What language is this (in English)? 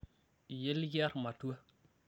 Masai